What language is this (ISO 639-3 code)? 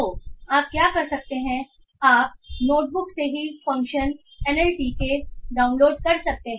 hin